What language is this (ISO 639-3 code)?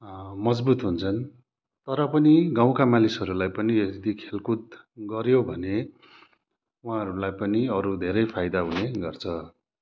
nep